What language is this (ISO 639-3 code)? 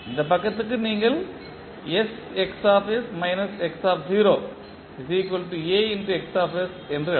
tam